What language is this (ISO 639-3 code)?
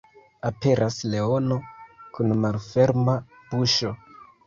epo